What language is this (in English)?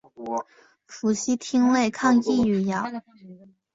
Chinese